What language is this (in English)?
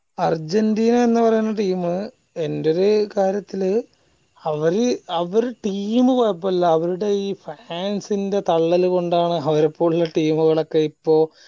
Malayalam